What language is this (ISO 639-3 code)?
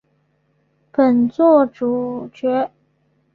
zho